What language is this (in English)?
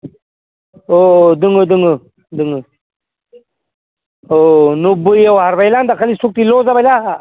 Bodo